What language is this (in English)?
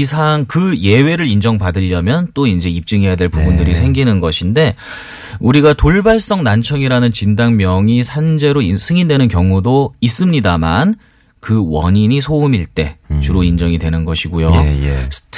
Korean